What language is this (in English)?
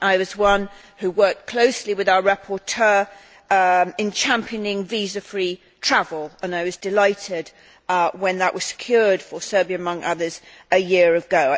English